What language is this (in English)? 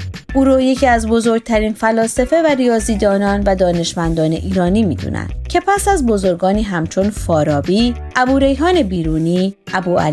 Persian